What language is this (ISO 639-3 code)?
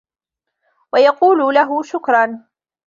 ara